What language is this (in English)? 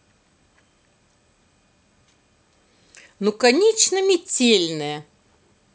Russian